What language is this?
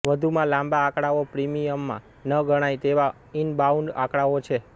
Gujarati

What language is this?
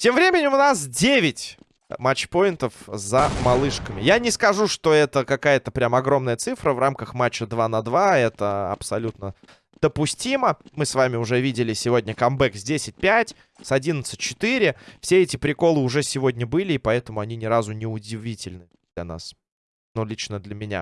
Russian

